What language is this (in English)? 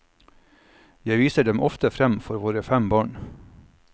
Norwegian